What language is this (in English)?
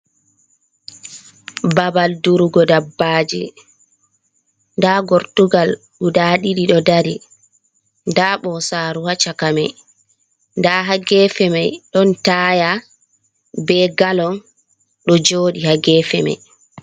Fula